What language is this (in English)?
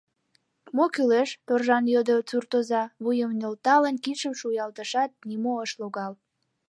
Mari